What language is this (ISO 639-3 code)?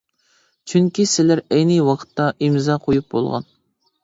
uig